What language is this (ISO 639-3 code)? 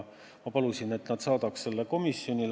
est